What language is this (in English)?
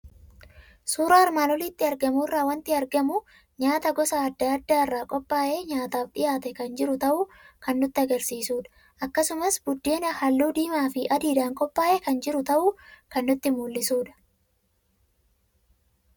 Oromo